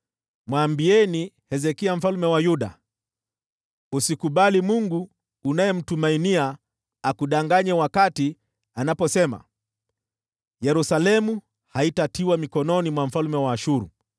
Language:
Swahili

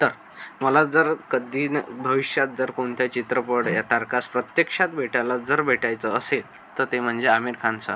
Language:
Marathi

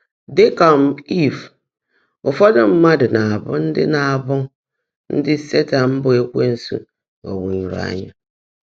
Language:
Igbo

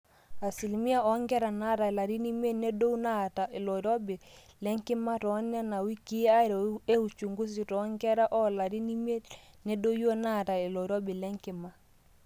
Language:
Masai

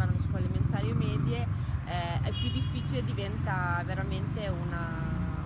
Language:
Italian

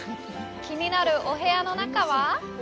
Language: Japanese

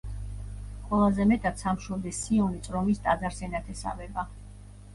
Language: Georgian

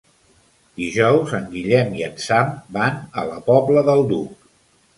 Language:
Catalan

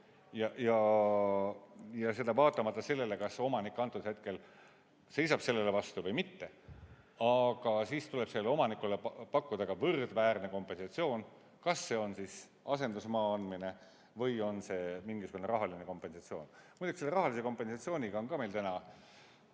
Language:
Estonian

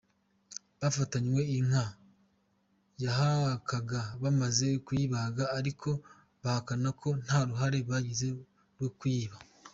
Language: Kinyarwanda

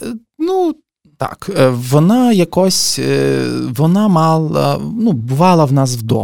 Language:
Ukrainian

